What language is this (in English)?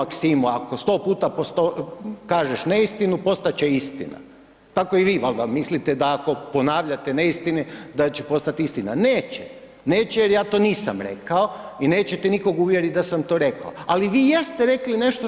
Croatian